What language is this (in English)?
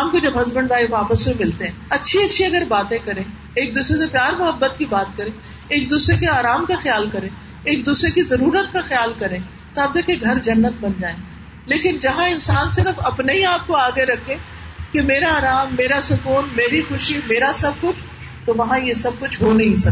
Urdu